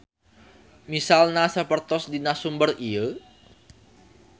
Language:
Sundanese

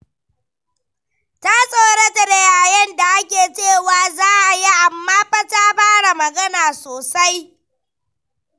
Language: Hausa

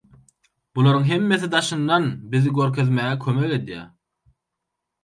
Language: Turkmen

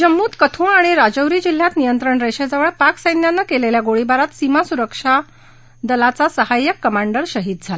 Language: Marathi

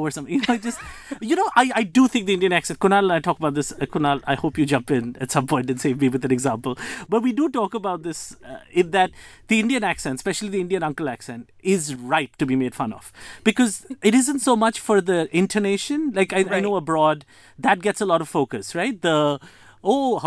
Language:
English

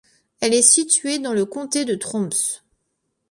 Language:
French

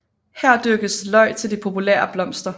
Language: Danish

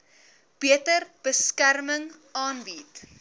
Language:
Afrikaans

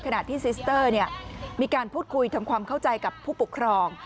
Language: Thai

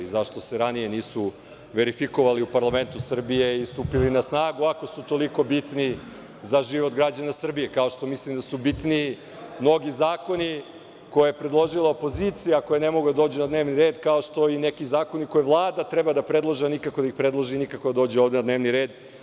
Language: Serbian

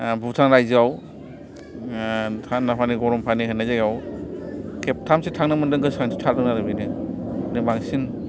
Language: Bodo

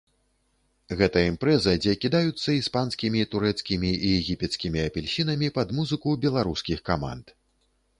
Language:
Belarusian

